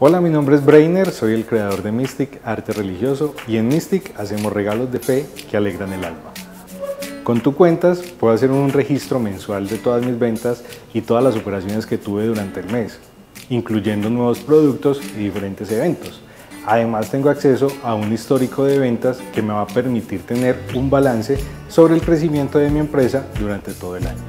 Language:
Spanish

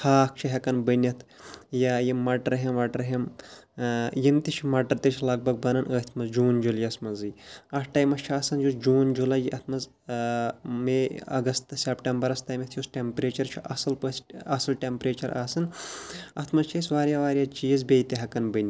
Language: Kashmiri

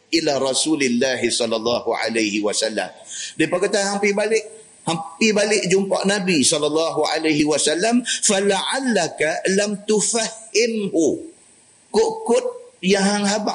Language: Malay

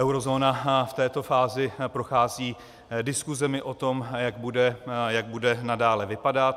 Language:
Czech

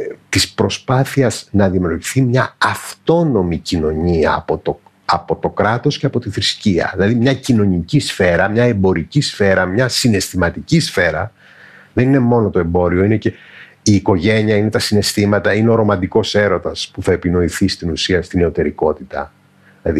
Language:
Greek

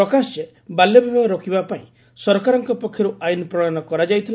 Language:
Odia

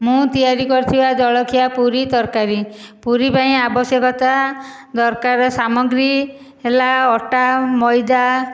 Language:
Odia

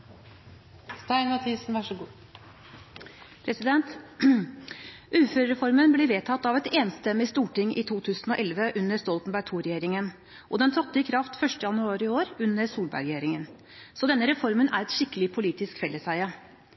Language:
Norwegian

